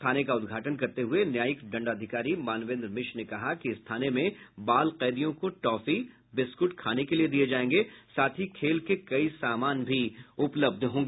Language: Hindi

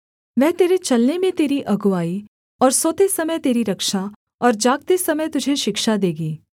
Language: Hindi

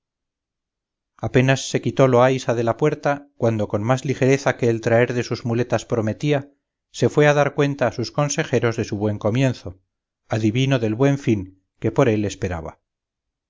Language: Spanish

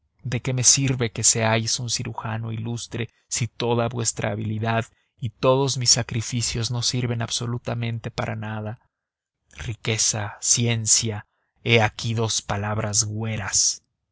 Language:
Spanish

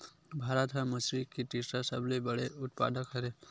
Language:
Chhattisgarhi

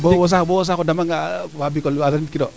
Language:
Serer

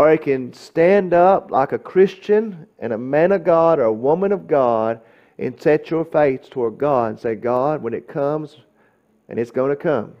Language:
English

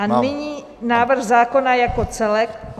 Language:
Czech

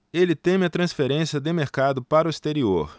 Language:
Portuguese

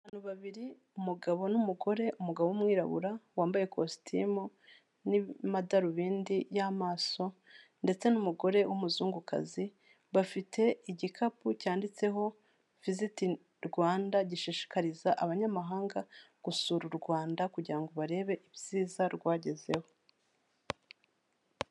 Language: Kinyarwanda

